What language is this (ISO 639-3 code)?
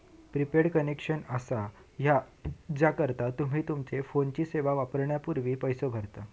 mar